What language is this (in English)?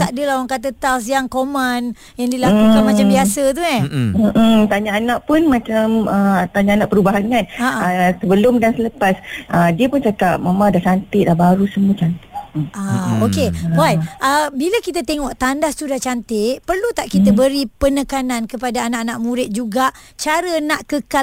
Malay